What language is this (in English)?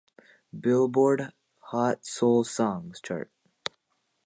English